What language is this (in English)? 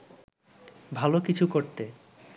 Bangla